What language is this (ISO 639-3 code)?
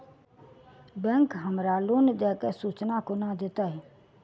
mai